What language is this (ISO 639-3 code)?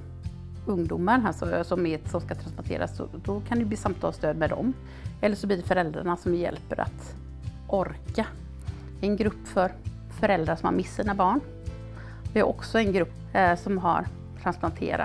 swe